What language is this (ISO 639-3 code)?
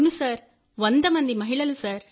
tel